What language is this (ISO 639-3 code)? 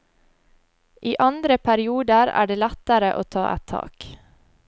nor